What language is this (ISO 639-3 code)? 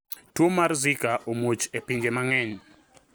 luo